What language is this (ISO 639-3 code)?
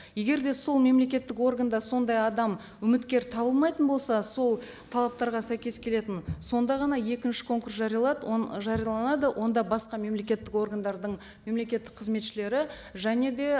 kaz